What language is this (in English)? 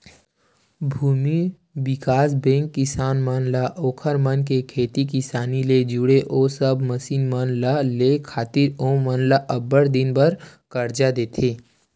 Chhattisgarhi